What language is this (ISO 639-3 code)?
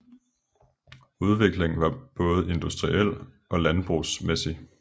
dan